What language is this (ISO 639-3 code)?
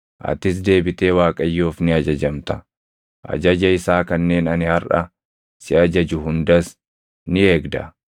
orm